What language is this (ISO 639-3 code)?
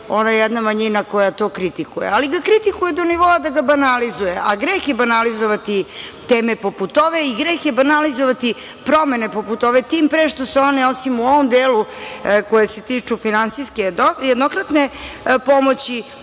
srp